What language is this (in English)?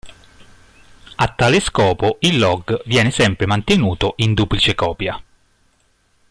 Italian